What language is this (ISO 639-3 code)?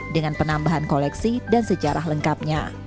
ind